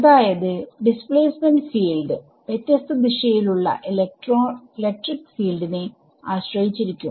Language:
Malayalam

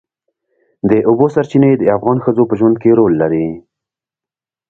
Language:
Pashto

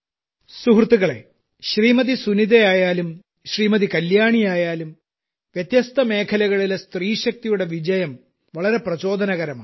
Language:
Malayalam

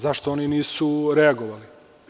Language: Serbian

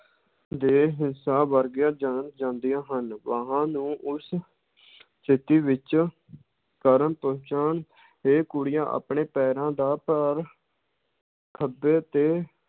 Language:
Punjabi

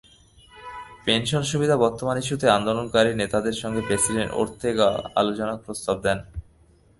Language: Bangla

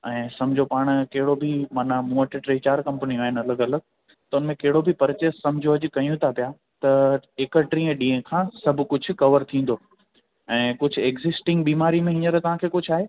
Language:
Sindhi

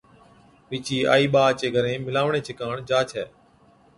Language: Od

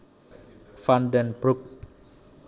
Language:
Javanese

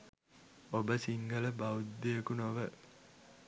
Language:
Sinhala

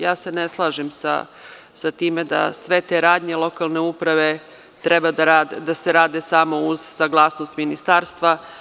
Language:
Serbian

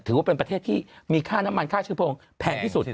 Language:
Thai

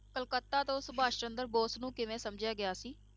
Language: Punjabi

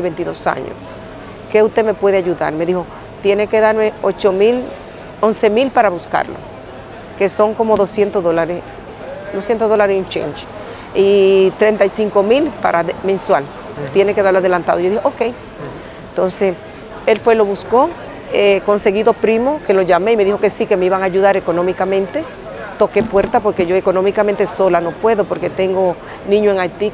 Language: Spanish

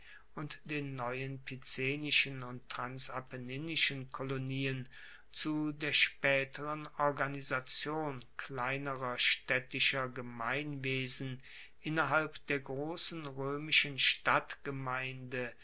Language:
German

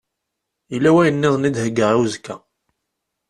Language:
Kabyle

